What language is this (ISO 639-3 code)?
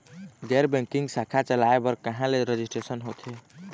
hne